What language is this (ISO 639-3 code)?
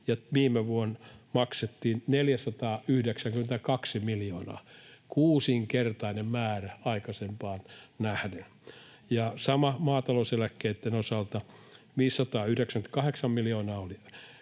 fin